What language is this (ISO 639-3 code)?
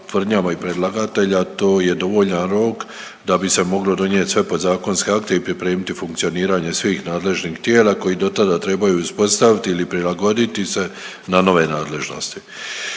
hrv